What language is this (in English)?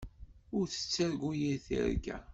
Kabyle